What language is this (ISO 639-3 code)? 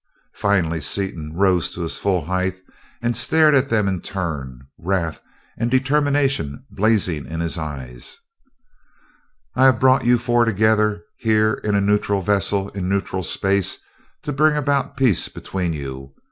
eng